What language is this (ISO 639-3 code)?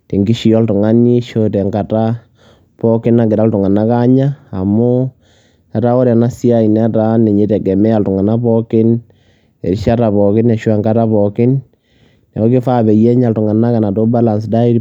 mas